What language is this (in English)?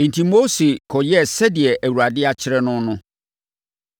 Akan